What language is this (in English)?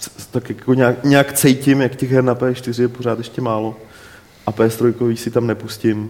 Czech